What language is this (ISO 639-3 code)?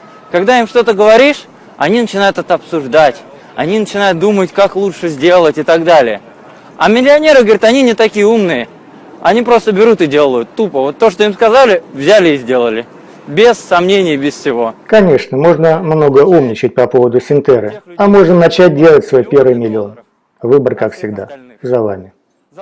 rus